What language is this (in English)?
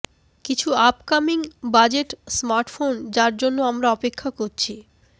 Bangla